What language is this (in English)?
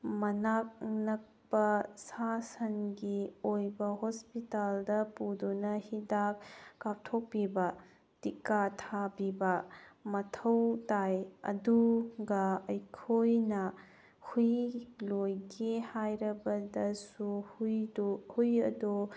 Manipuri